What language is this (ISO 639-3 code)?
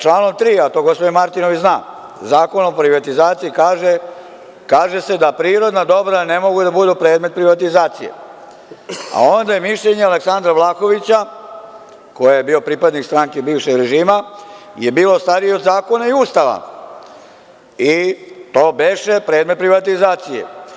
srp